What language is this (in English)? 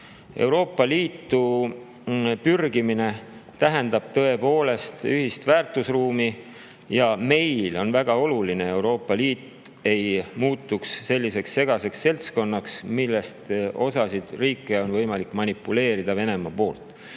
Estonian